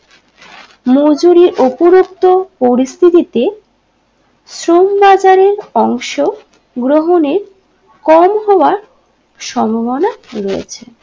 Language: Bangla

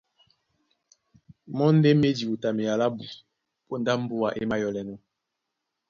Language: Duala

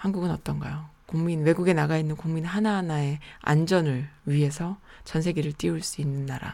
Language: Korean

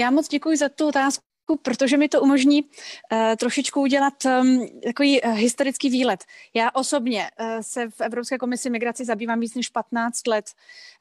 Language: Czech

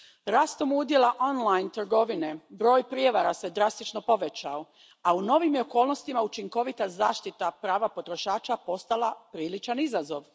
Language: Croatian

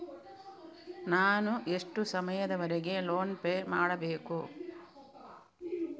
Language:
Kannada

